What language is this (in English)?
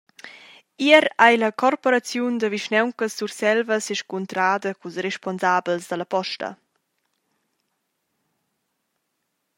Romansh